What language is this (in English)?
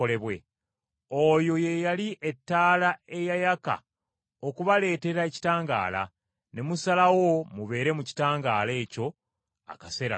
Ganda